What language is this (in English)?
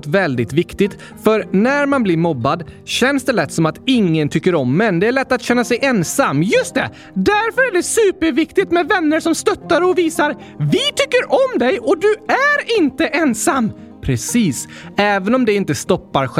Swedish